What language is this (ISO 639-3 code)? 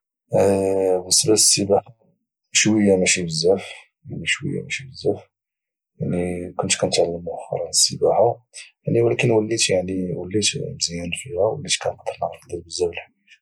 ary